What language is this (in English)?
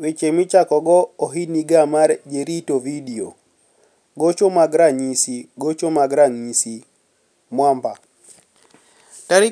Luo (Kenya and Tanzania)